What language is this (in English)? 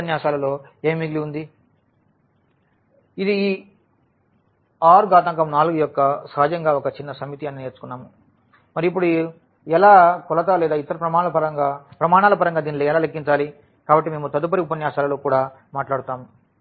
Telugu